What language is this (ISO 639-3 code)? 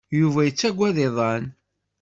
kab